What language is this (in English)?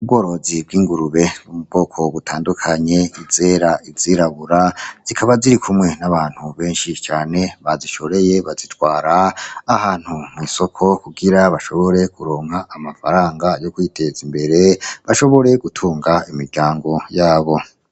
Rundi